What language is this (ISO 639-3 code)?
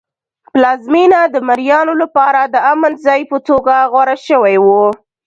pus